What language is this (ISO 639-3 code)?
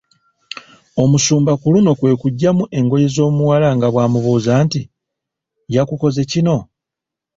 lug